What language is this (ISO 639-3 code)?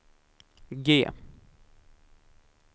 swe